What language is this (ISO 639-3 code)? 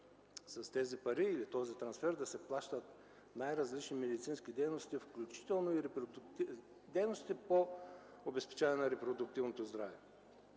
bul